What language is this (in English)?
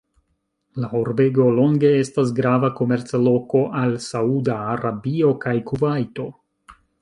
Esperanto